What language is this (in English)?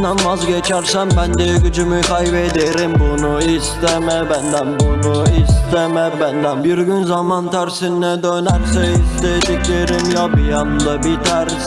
Turkish